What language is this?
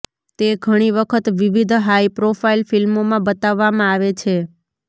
Gujarati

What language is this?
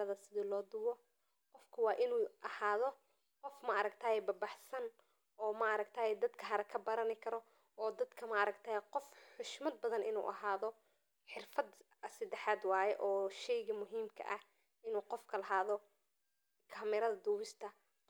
Somali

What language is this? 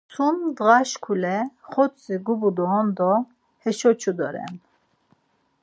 Laz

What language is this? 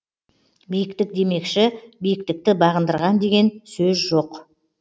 Kazakh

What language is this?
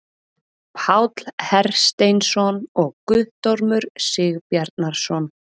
Icelandic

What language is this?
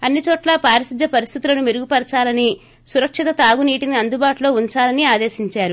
Telugu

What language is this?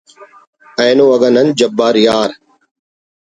Brahui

